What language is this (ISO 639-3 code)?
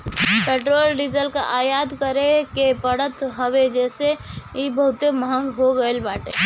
bho